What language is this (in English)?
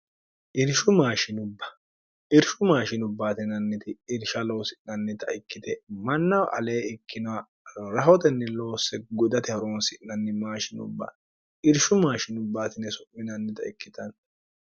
Sidamo